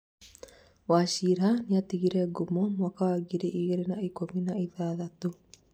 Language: Kikuyu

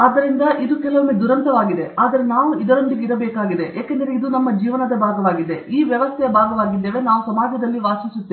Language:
Kannada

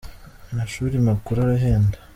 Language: Kinyarwanda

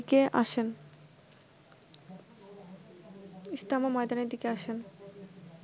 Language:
Bangla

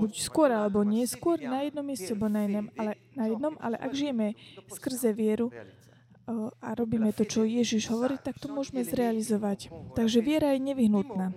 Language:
Slovak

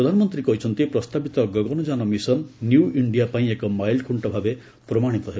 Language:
Odia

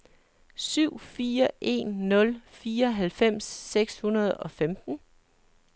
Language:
Danish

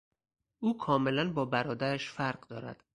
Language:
Persian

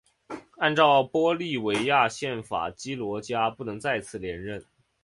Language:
Chinese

